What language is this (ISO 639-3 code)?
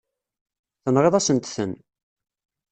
kab